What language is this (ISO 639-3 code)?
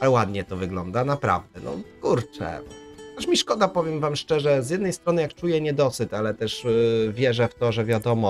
pol